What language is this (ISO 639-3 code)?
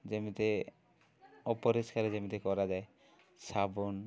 ori